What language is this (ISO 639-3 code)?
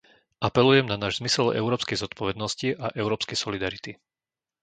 slk